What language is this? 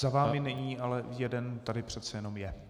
Czech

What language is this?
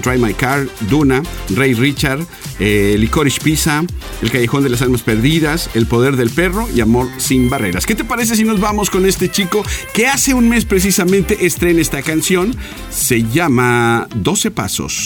Spanish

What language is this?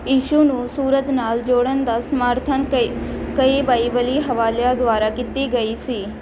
Punjabi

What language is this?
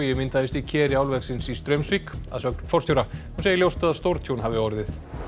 Icelandic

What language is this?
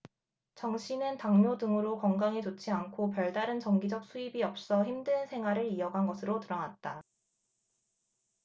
Korean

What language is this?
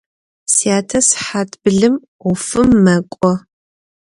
Adyghe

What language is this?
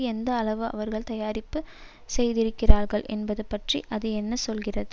Tamil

